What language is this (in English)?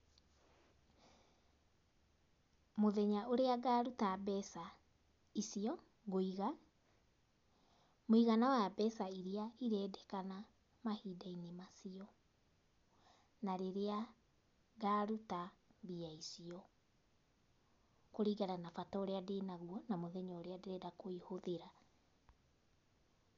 Kikuyu